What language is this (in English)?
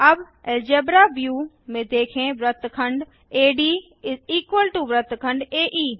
Hindi